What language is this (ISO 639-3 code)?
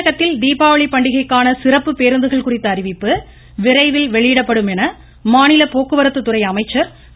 tam